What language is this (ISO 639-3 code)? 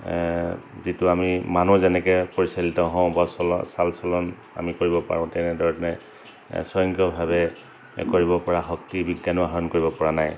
asm